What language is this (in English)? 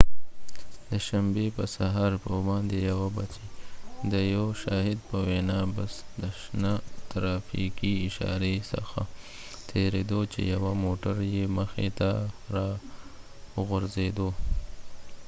Pashto